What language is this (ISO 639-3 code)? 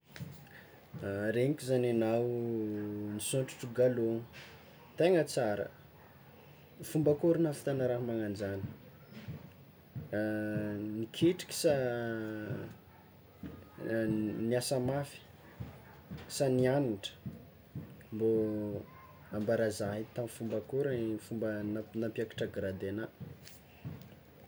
xmw